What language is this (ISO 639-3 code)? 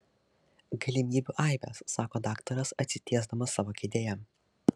lit